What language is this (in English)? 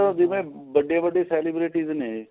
Punjabi